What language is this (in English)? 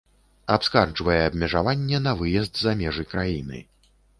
Belarusian